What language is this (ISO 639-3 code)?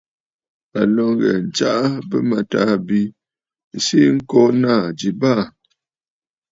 bfd